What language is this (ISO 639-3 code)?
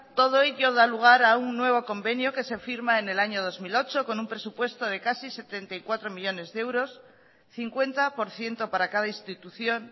spa